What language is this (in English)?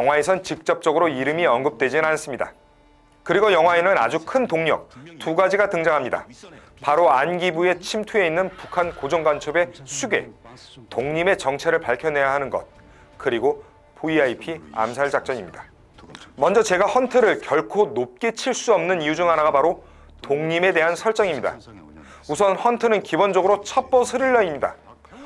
Korean